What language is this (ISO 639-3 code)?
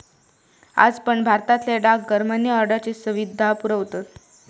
mar